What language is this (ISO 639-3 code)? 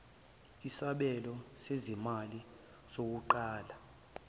zul